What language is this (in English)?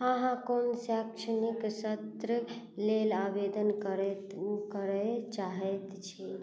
Maithili